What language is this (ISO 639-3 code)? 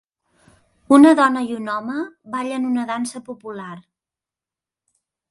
cat